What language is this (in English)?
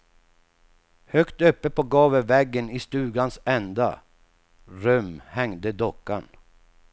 Swedish